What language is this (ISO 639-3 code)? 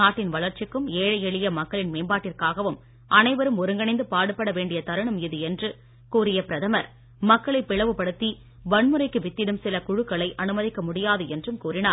tam